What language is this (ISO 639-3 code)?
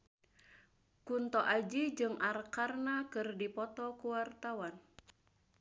sun